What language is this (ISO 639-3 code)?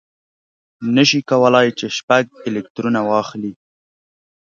pus